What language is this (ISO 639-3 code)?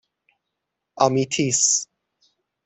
fas